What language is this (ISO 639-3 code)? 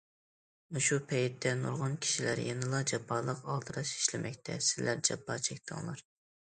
uig